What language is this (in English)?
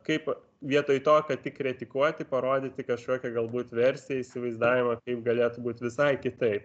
Lithuanian